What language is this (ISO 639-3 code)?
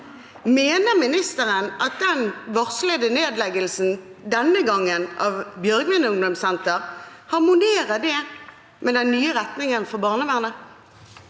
nor